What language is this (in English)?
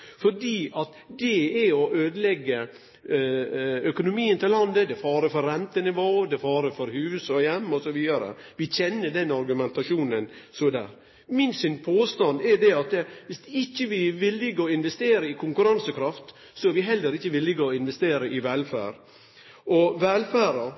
Norwegian Nynorsk